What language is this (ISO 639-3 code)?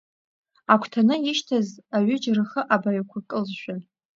abk